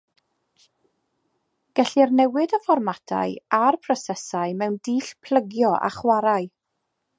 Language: Welsh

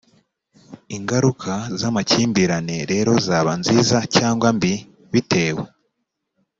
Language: Kinyarwanda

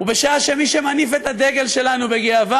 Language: Hebrew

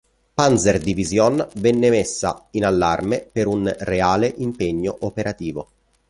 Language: Italian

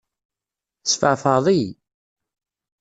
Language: Kabyle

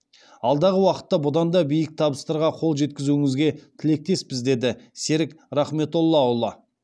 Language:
Kazakh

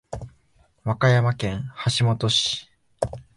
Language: Japanese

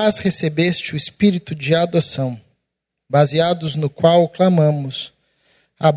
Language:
Portuguese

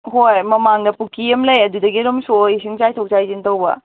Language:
Manipuri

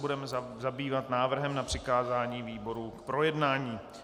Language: Czech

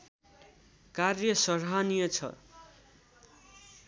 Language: Nepali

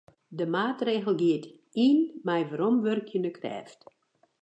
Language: Western Frisian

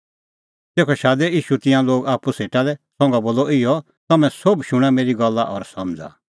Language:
Kullu Pahari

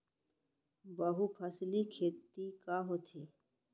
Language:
Chhattisgarhi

